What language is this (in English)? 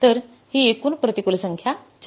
Marathi